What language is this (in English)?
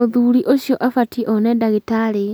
Kikuyu